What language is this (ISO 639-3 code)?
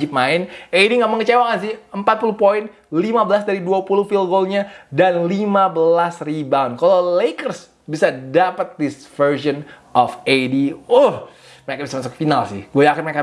ind